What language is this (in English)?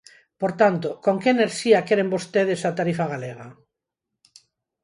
Galician